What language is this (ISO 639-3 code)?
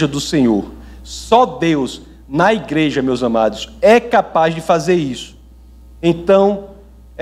por